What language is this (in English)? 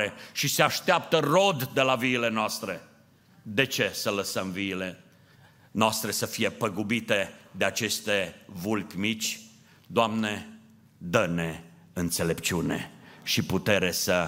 Romanian